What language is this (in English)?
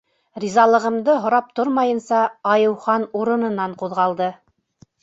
Bashkir